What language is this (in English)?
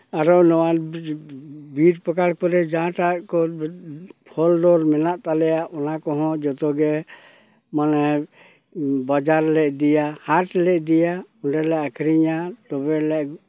Santali